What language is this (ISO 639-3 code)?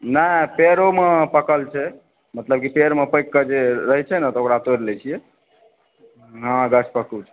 mai